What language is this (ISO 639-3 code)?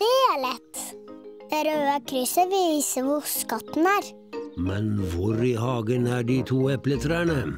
nor